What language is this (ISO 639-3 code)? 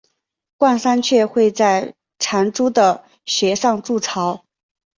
zho